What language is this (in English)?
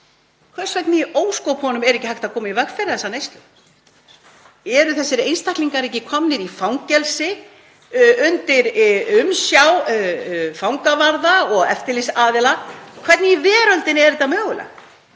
Icelandic